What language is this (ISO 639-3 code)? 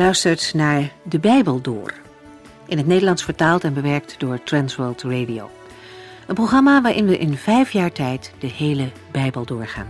nld